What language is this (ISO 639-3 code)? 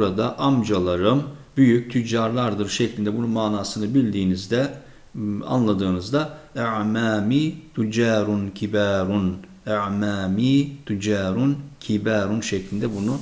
tur